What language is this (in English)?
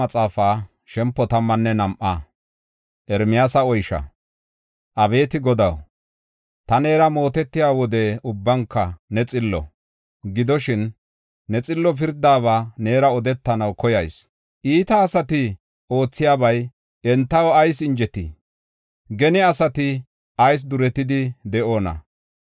Gofa